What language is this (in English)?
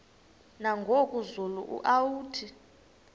Xhosa